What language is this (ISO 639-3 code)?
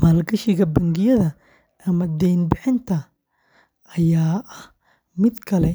som